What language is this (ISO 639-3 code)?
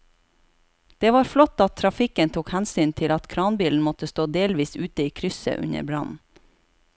nor